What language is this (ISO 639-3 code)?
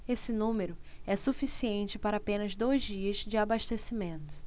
por